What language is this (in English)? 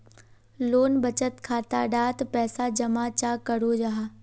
Magahi